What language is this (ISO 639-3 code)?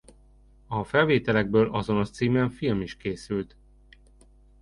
hun